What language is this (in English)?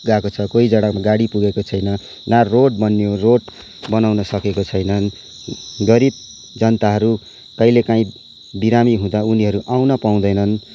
Nepali